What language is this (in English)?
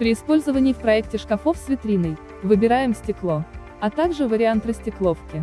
Russian